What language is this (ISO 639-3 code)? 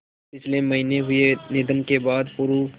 hin